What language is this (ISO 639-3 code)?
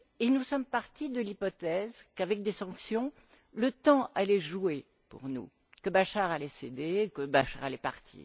fra